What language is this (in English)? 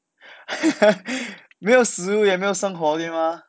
English